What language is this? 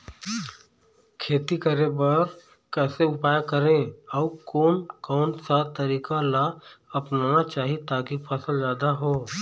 Chhattisgarhi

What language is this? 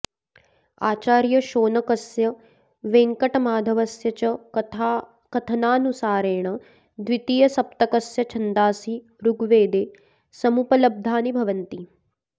Sanskrit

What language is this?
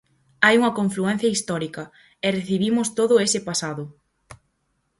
Galician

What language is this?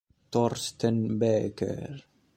Italian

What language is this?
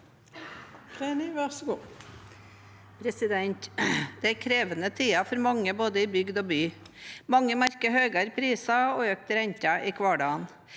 Norwegian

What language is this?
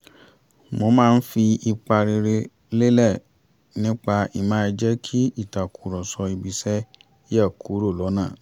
Yoruba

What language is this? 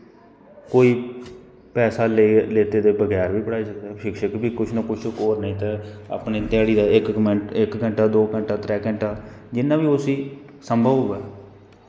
Dogri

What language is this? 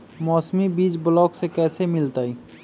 Magahi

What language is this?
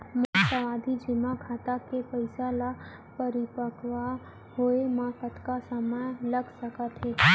Chhattisgarhi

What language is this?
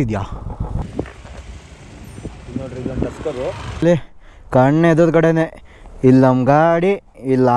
Kannada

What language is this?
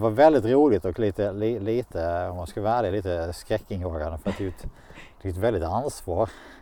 Swedish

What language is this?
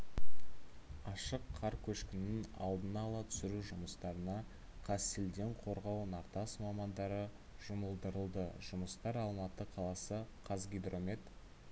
Kazakh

